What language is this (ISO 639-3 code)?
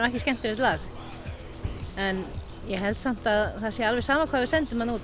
isl